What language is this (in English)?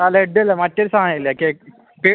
Malayalam